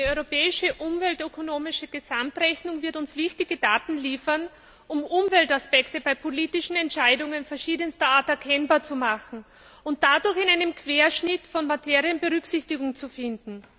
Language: German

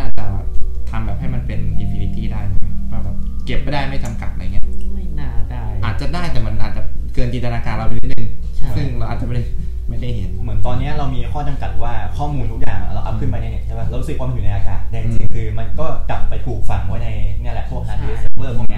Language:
Thai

